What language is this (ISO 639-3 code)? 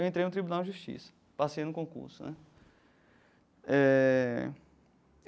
por